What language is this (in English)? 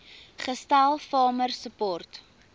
Afrikaans